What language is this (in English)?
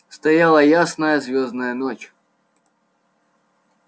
Russian